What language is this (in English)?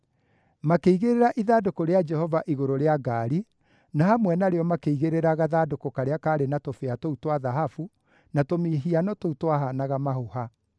Kikuyu